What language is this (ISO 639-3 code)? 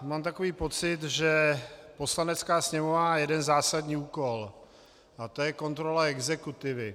ces